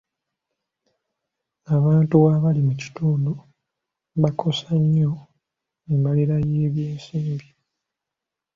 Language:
Ganda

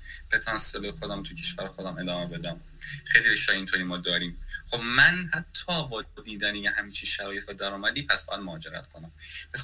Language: Persian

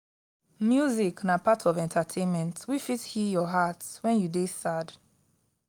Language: Nigerian Pidgin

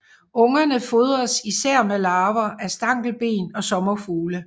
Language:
Danish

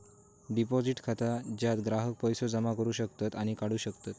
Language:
Marathi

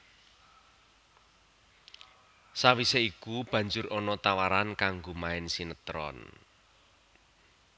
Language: Javanese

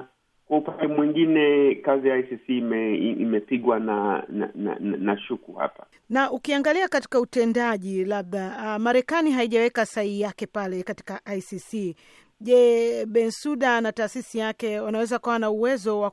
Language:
Swahili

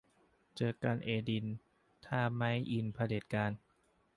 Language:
Thai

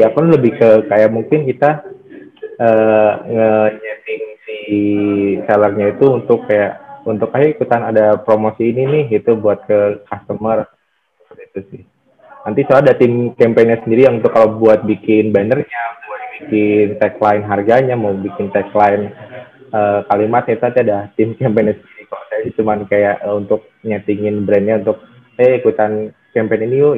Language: Indonesian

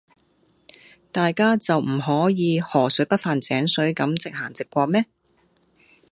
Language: Cantonese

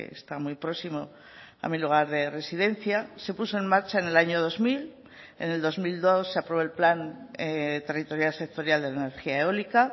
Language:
Spanish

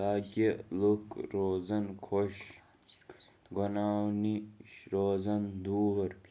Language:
Kashmiri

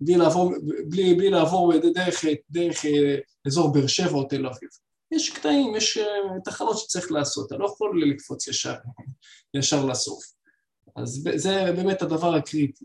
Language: Hebrew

